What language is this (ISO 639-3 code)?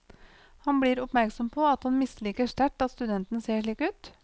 nor